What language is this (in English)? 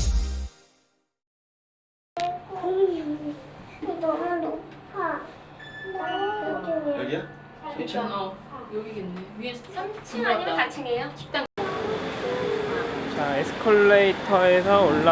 Korean